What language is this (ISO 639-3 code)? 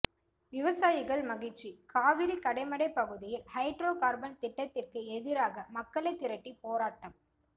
tam